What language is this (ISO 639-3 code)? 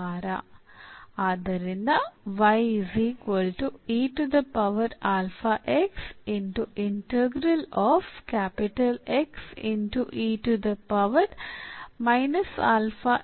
kan